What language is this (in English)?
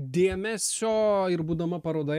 Lithuanian